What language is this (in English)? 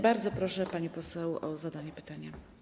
Polish